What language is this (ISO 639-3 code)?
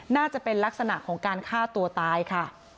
tha